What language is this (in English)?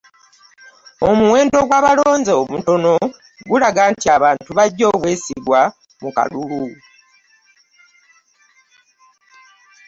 Ganda